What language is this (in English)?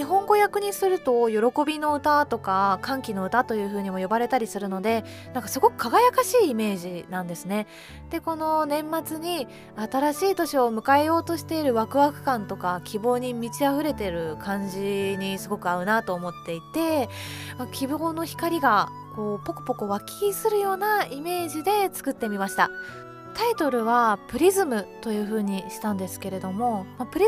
Japanese